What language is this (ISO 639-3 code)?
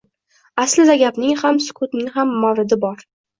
uzb